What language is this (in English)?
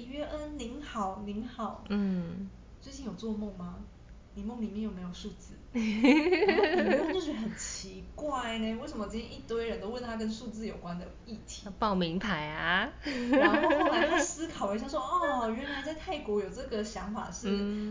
Chinese